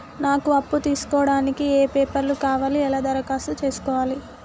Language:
Telugu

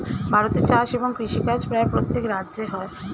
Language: Bangla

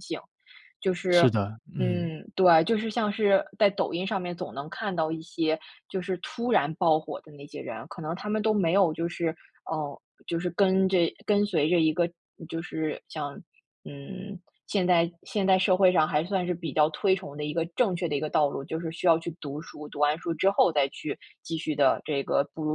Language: Chinese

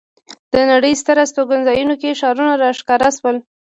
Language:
Pashto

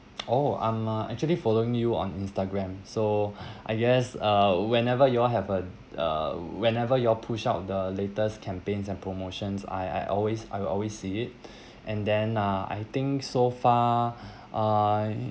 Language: English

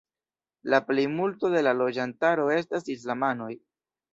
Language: Esperanto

